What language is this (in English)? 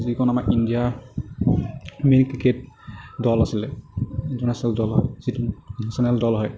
Assamese